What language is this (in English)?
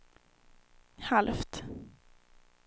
Swedish